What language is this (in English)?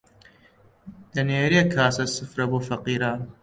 Central Kurdish